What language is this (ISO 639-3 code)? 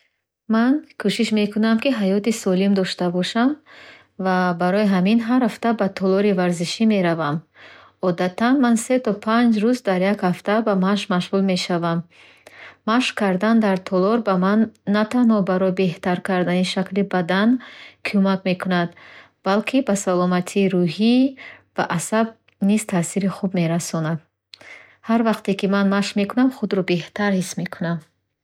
bhh